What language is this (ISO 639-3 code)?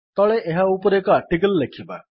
ori